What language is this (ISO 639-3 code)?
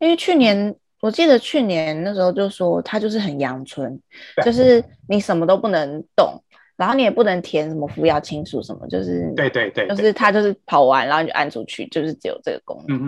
zho